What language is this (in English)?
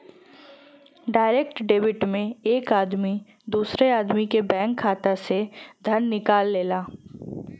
Bhojpuri